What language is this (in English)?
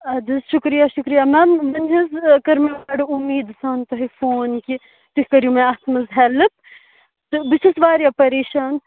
Kashmiri